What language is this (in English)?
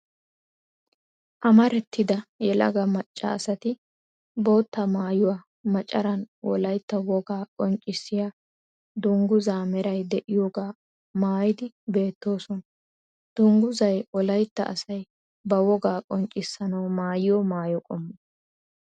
Wolaytta